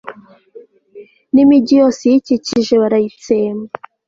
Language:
Kinyarwanda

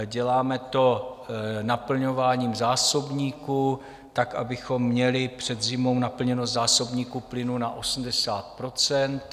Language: Czech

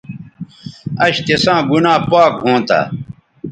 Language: Bateri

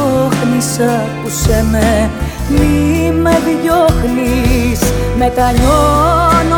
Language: Greek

